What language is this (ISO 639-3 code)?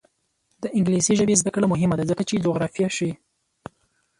pus